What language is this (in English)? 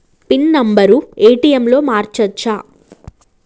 Telugu